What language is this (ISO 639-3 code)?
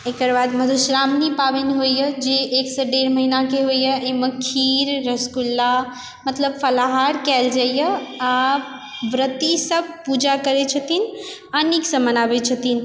mai